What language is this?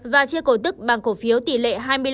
Vietnamese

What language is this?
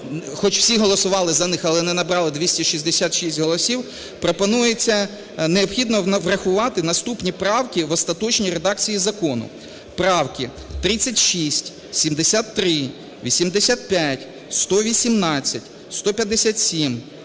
Ukrainian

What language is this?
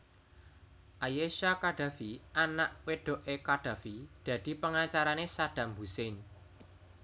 Javanese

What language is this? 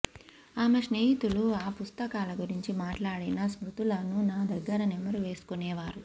Telugu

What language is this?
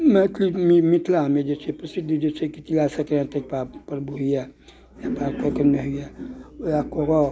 Maithili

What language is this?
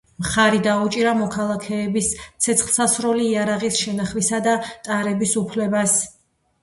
Georgian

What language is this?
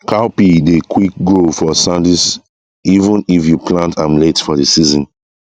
Nigerian Pidgin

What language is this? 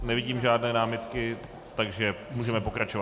Czech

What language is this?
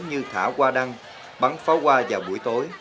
Vietnamese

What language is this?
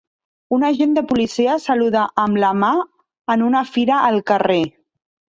Catalan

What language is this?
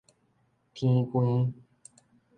Min Nan Chinese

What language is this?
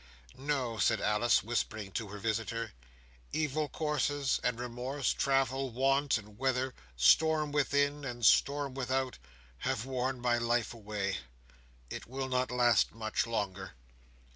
English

